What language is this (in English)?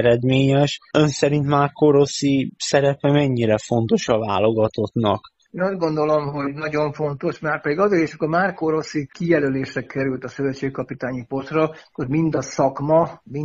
Hungarian